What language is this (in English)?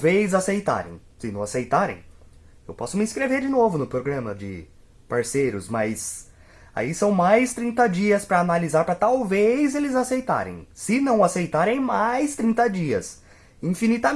Portuguese